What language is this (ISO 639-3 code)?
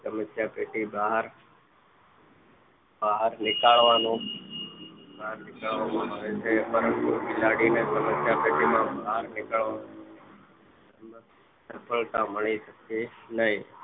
guj